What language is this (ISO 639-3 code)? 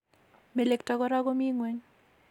kln